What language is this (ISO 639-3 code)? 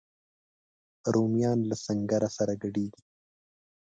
pus